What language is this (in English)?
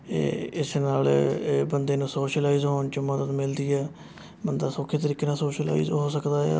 Punjabi